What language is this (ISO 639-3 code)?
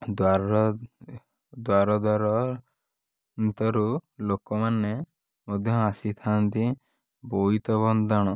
ori